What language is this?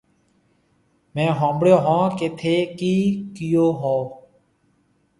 Marwari (Pakistan)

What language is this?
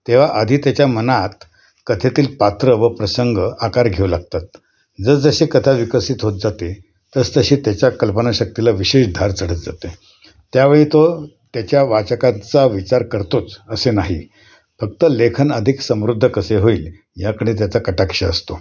Marathi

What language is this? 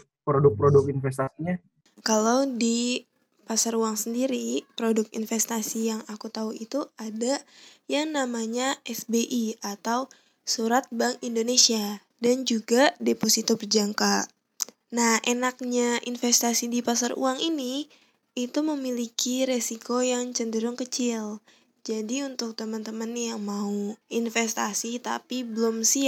Indonesian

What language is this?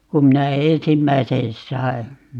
Finnish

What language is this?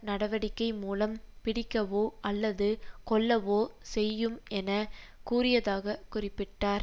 Tamil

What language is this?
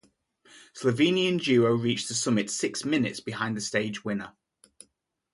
English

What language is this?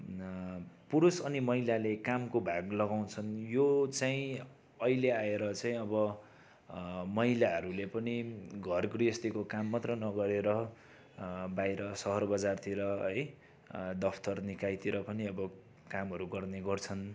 Nepali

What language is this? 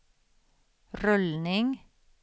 Swedish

